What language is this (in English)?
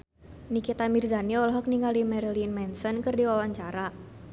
Sundanese